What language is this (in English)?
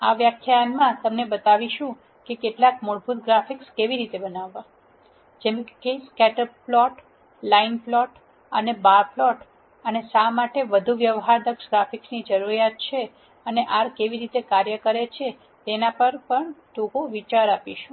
Gujarati